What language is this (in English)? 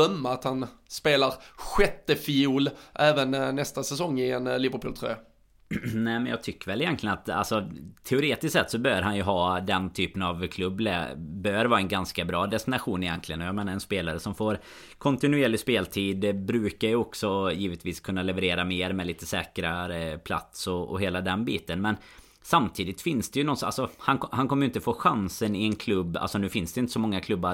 Swedish